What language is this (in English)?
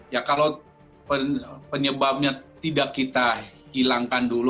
Indonesian